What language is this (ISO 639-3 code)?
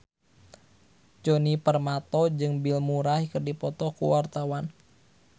sun